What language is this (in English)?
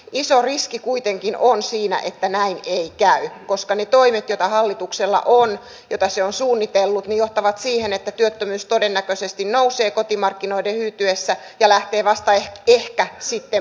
Finnish